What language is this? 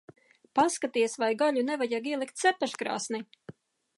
Latvian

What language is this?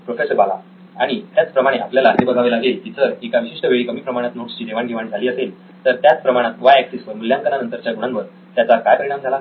Marathi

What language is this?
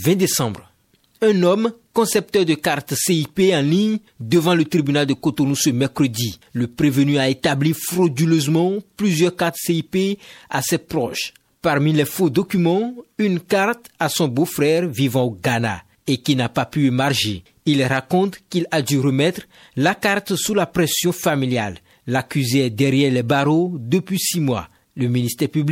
French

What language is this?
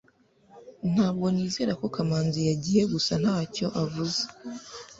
Kinyarwanda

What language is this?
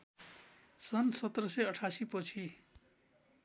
Nepali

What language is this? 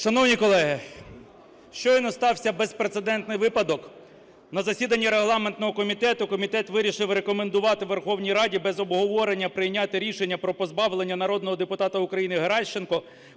Ukrainian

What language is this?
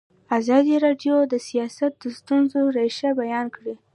Pashto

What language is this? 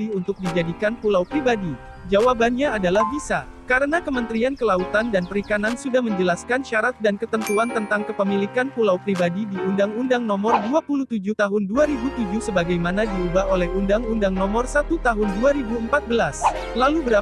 Indonesian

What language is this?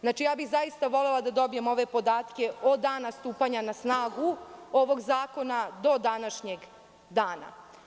Serbian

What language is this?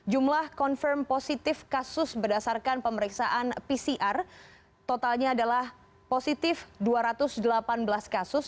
Indonesian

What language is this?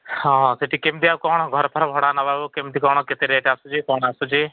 Odia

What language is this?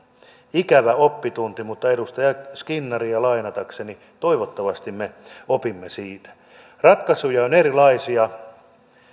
Finnish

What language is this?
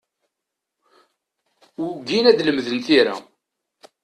Kabyle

